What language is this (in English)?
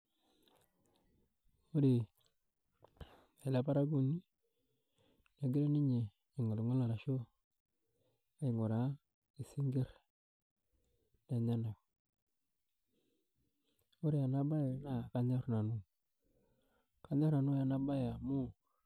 Masai